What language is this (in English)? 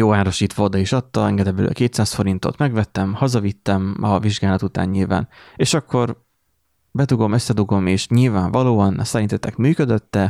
Hungarian